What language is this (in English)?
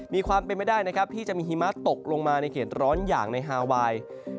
Thai